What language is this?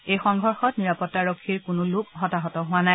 Assamese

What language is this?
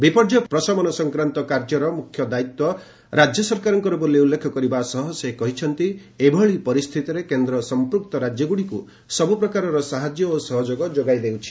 Odia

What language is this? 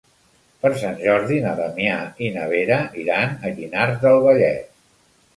Catalan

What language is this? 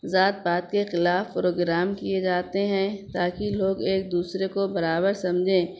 Urdu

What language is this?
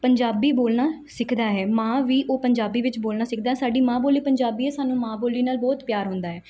Punjabi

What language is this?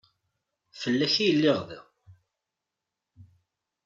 Kabyle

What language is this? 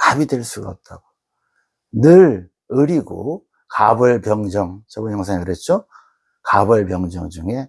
Korean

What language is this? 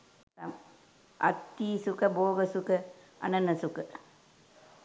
Sinhala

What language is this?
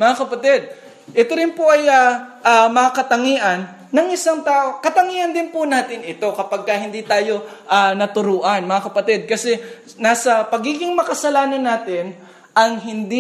Filipino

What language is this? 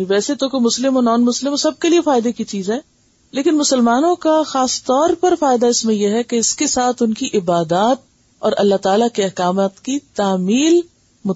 Urdu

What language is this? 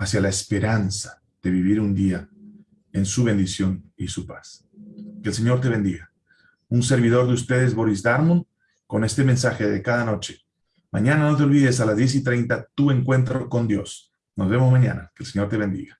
Spanish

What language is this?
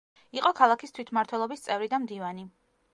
Georgian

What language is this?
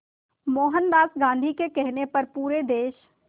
Hindi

